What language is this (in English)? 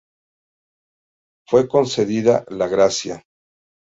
Spanish